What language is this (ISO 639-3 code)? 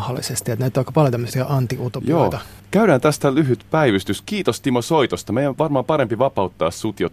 fin